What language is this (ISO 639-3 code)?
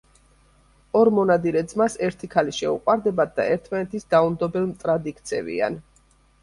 kat